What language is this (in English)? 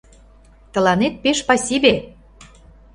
Mari